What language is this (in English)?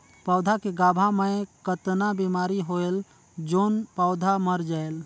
Chhattisgarhi